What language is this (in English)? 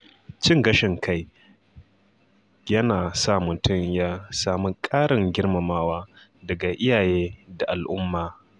Hausa